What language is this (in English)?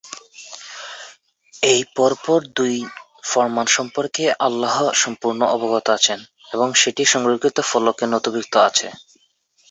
Bangla